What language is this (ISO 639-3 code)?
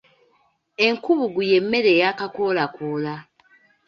lug